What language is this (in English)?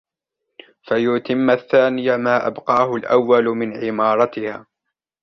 Arabic